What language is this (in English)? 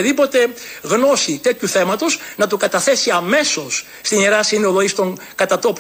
Greek